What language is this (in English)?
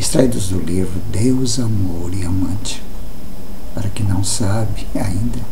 Portuguese